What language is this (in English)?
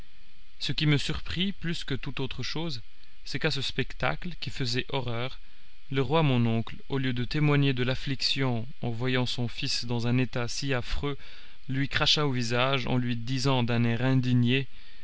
French